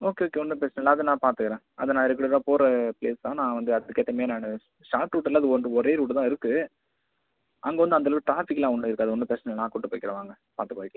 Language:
Tamil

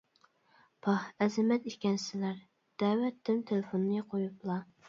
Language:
Uyghur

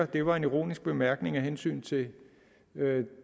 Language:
Danish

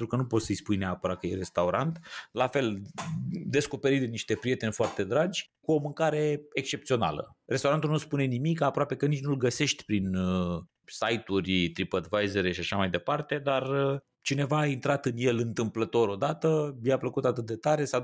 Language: Romanian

